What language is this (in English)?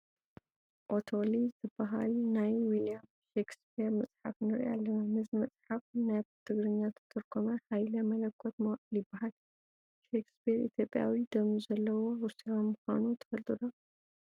Tigrinya